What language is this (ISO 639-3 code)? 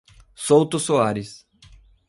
por